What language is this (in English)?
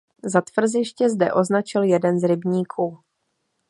Czech